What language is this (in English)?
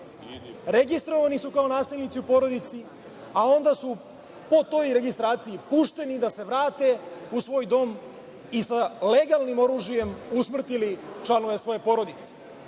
Serbian